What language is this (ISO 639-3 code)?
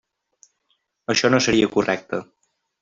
cat